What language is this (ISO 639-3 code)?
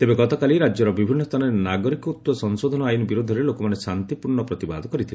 ori